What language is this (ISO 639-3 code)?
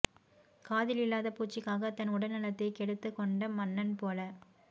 tam